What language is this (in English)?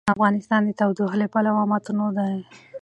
Pashto